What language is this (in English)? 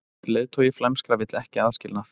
Icelandic